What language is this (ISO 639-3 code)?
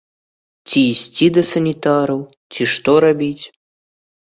bel